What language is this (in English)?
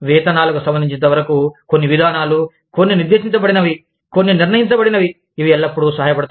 Telugu